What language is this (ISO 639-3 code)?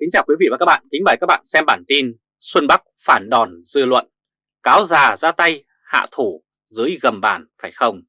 vie